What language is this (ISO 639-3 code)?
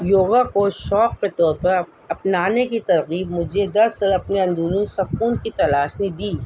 urd